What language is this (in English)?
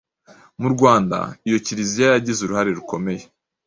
Kinyarwanda